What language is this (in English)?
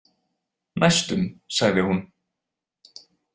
Icelandic